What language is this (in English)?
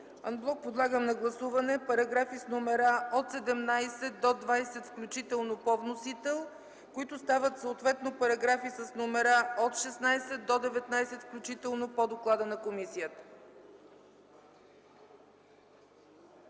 Bulgarian